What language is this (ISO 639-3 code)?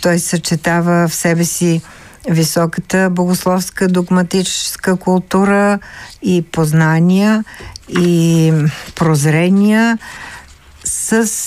bul